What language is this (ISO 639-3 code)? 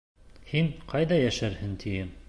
bak